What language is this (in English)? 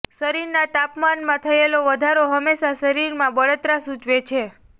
Gujarati